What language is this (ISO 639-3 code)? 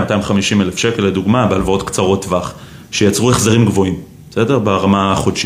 heb